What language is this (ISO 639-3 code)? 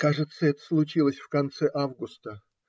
rus